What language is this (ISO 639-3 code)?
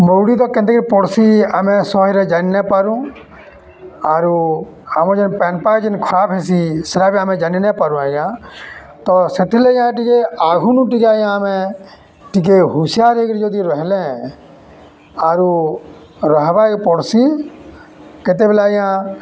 ori